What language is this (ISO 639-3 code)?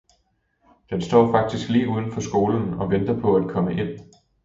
dan